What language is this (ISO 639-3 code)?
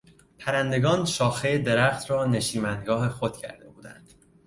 fas